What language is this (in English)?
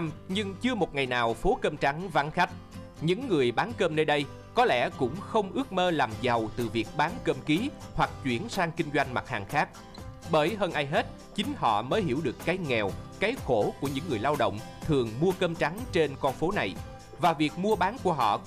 Vietnamese